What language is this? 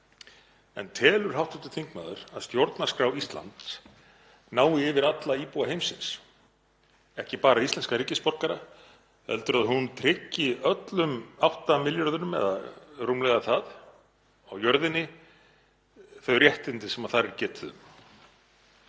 Icelandic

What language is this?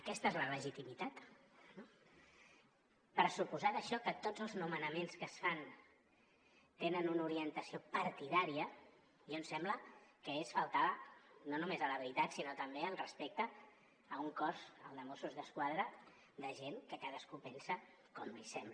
Catalan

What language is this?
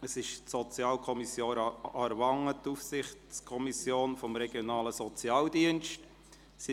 Swiss German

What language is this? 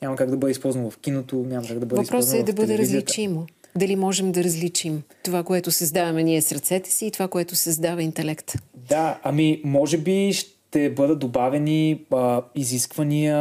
Bulgarian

